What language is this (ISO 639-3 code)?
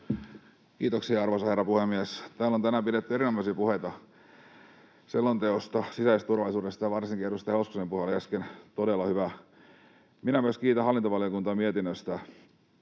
fin